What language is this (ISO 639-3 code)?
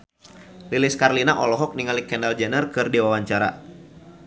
sun